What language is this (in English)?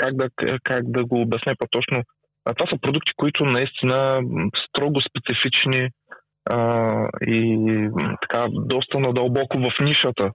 Bulgarian